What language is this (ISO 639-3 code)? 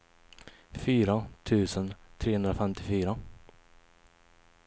swe